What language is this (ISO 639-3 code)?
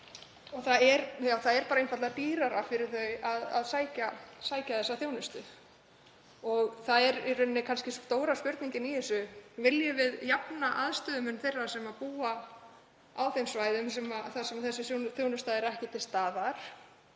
isl